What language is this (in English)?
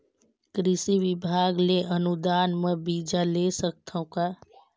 Chhattisgarhi